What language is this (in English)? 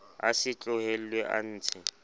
Southern Sotho